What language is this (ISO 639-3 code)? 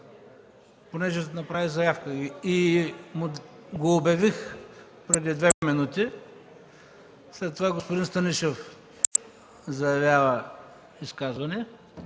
bul